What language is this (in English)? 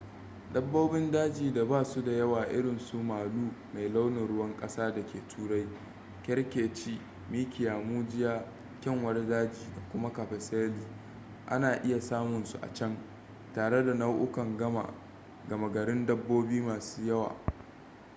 Hausa